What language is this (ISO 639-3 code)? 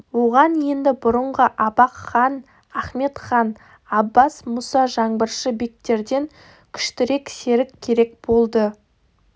kaz